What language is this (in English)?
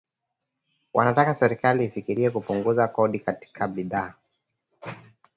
Swahili